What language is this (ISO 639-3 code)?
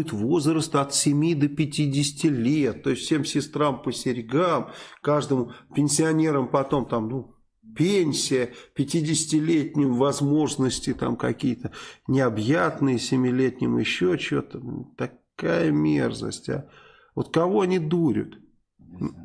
rus